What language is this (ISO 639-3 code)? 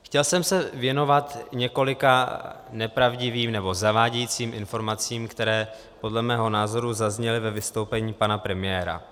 ces